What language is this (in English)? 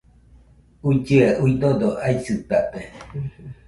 Nüpode Huitoto